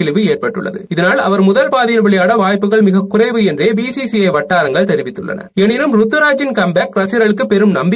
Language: Polish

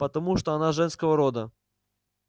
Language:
Russian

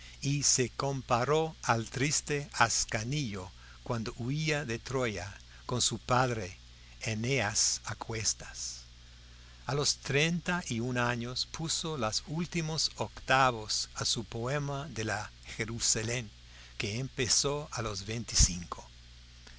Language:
Spanish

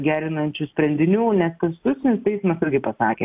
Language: Lithuanian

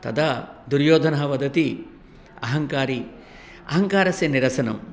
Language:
Sanskrit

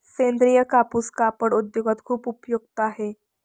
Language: Marathi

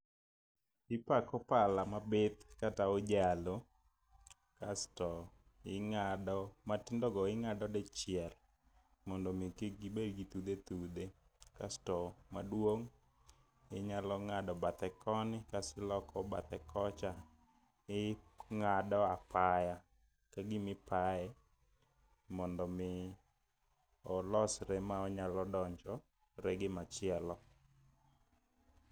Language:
Luo (Kenya and Tanzania)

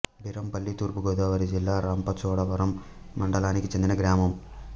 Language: Telugu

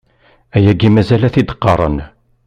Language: Kabyle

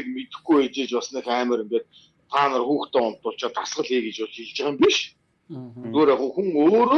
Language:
Turkish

